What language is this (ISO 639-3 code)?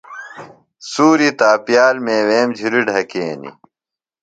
phl